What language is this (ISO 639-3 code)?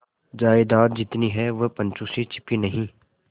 hin